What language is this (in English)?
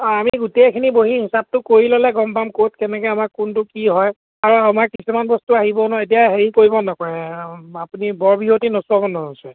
Assamese